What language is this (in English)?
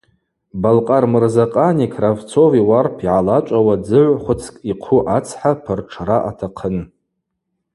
Abaza